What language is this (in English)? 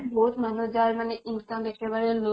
Assamese